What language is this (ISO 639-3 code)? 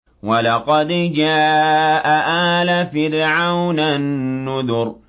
ara